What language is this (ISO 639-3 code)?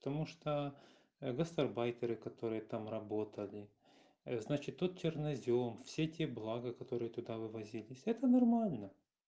rus